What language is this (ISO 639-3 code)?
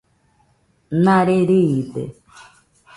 hux